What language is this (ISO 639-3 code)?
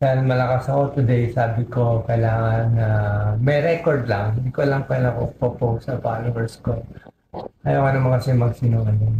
fil